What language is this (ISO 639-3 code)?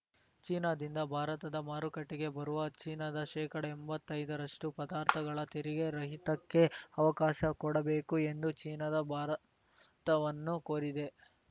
kan